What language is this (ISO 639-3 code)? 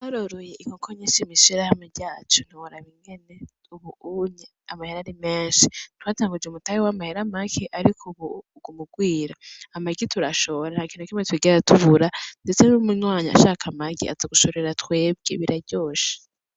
run